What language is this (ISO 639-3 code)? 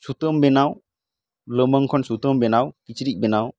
sat